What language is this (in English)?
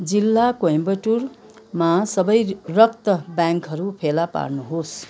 Nepali